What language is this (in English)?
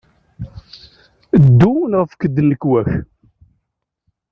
Kabyle